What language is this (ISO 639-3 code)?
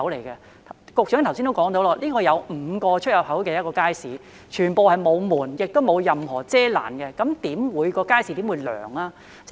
yue